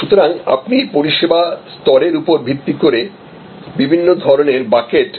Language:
Bangla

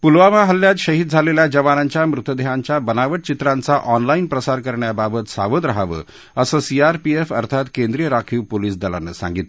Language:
Marathi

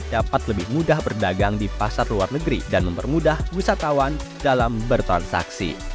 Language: Indonesian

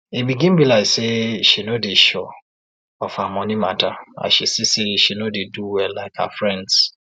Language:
Nigerian Pidgin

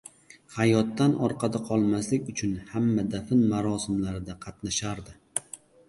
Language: Uzbek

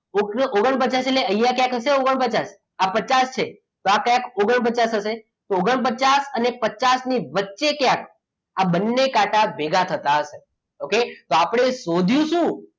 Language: Gujarati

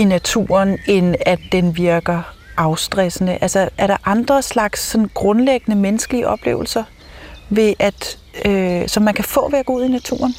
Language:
Danish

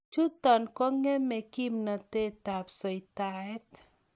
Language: Kalenjin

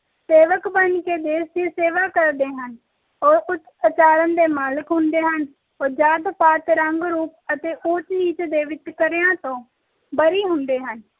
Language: Punjabi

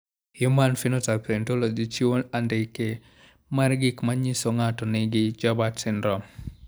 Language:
Luo (Kenya and Tanzania)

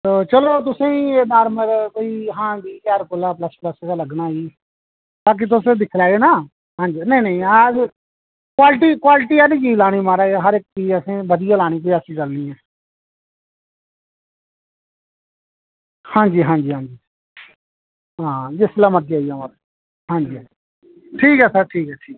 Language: Dogri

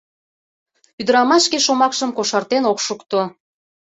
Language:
Mari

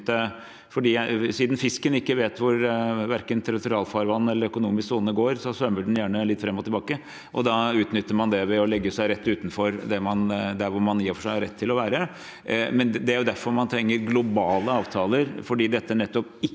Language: Norwegian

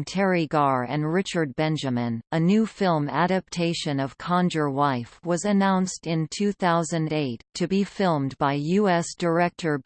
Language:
English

